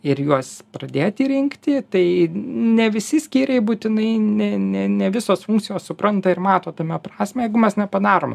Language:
Lithuanian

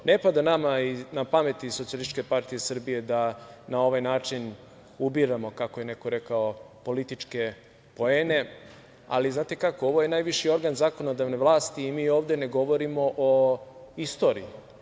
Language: Serbian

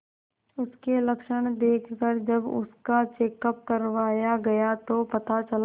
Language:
Hindi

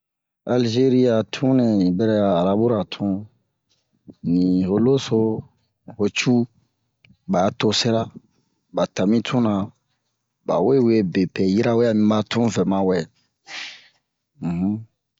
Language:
Bomu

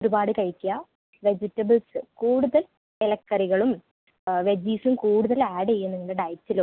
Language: Malayalam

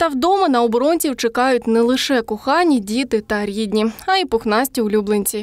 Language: Ukrainian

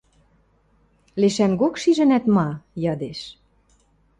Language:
Western Mari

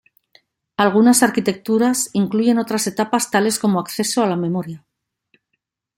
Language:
Spanish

